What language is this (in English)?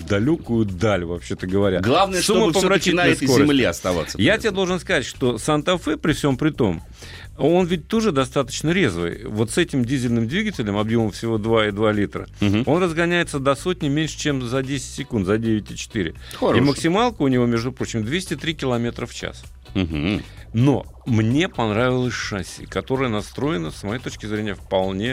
Russian